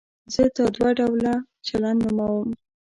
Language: Pashto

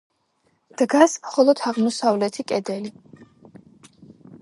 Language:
Georgian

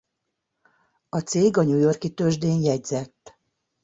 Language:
Hungarian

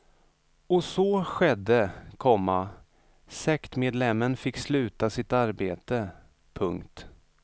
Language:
Swedish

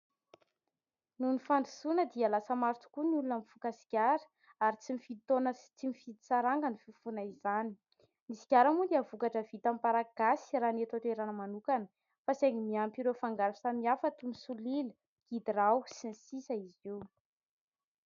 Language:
Malagasy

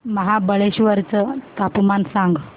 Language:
Marathi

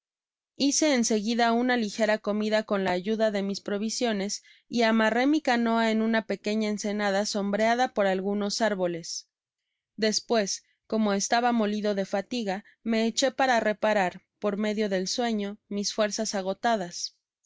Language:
Spanish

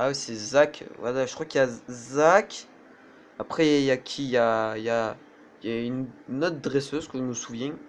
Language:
French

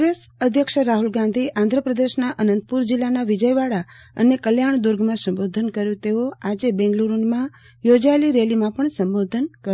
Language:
Gujarati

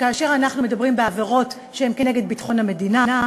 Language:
Hebrew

